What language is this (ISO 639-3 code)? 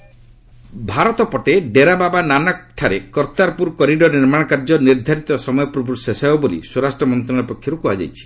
ori